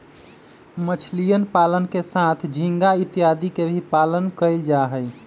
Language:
Magahi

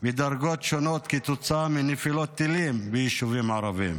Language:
Hebrew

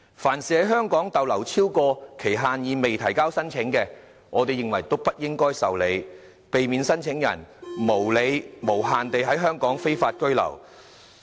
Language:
Cantonese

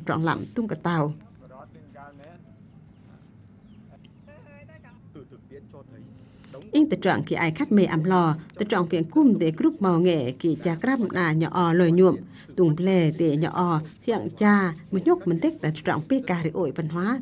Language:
Vietnamese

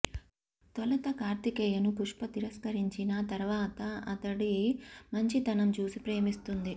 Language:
Telugu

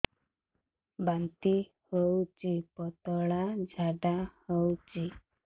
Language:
Odia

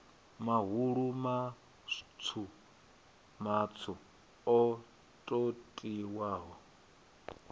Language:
Venda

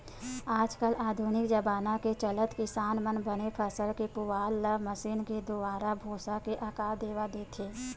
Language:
Chhattisgarhi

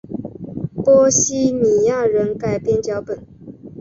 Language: Chinese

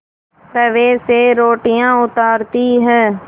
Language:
Hindi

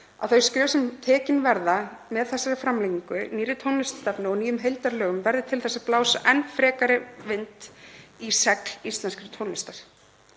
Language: Icelandic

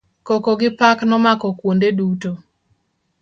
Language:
Luo (Kenya and Tanzania)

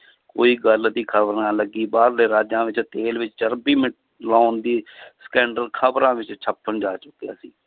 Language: Punjabi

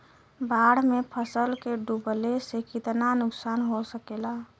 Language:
Bhojpuri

